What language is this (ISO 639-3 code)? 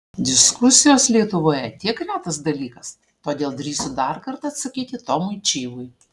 lit